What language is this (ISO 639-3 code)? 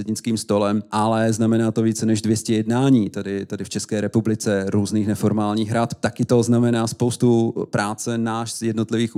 ces